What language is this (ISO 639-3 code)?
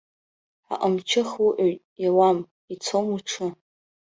abk